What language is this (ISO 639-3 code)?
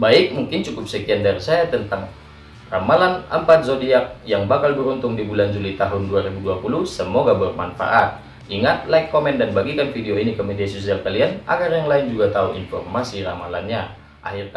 ind